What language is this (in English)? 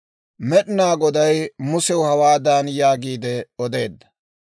Dawro